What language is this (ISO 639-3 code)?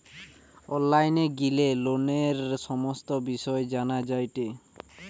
ben